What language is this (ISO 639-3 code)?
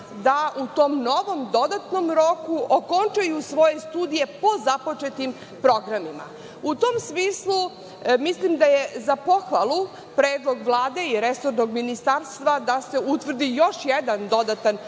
srp